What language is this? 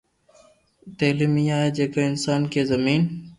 Loarki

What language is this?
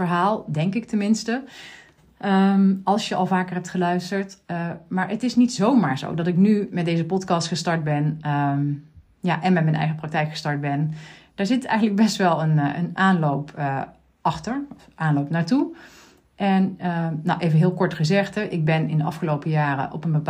Dutch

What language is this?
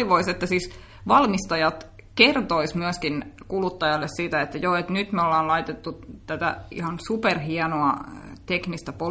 Finnish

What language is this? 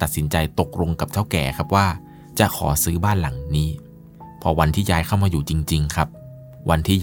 Thai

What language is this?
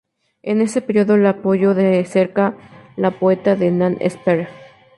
Spanish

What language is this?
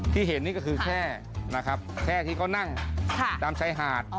Thai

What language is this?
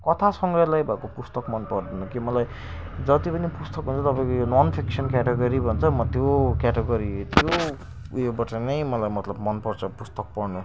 Nepali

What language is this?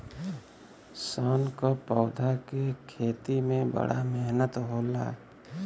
Bhojpuri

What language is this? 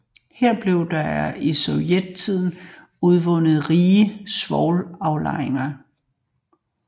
Danish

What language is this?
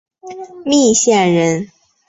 Chinese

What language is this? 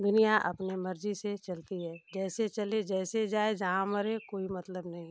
Hindi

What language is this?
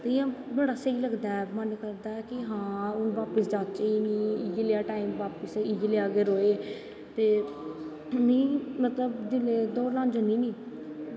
Dogri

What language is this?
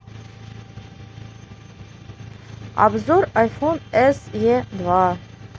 Russian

